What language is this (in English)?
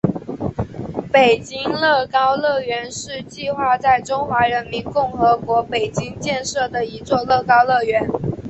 Chinese